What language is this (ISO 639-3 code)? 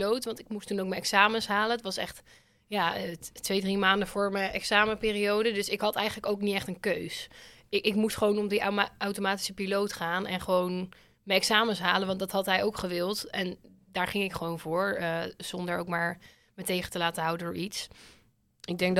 nld